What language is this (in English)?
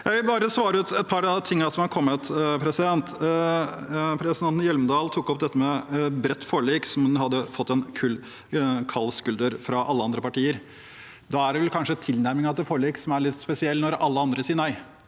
Norwegian